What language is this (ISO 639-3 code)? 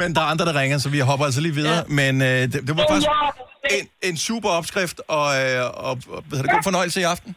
dan